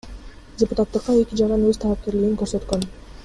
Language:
Kyrgyz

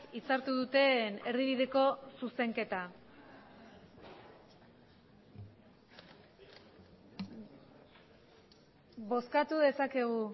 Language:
Basque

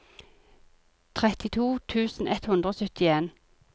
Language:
Norwegian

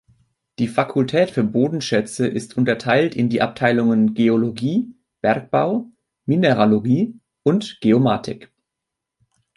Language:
German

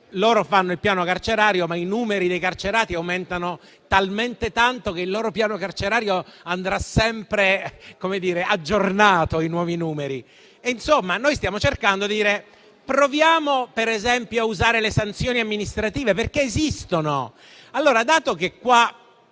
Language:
Italian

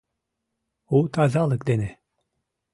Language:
Mari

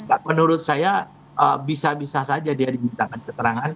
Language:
Indonesian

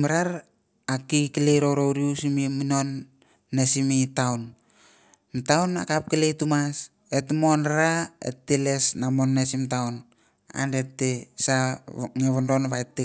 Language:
Mandara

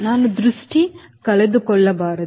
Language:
Kannada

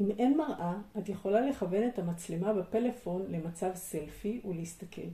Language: Hebrew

